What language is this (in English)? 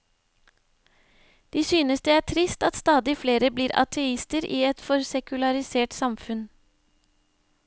Norwegian